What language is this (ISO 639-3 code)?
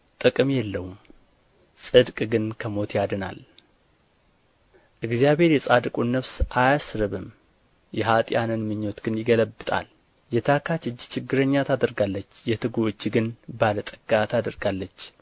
amh